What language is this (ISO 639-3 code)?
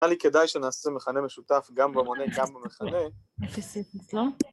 heb